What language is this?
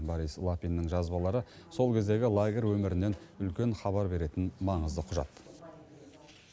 Kazakh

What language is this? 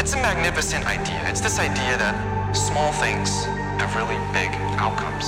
English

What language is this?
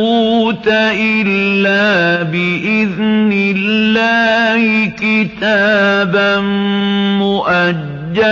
Arabic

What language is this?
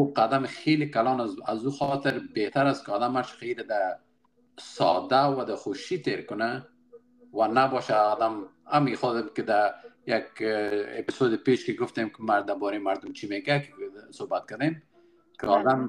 Persian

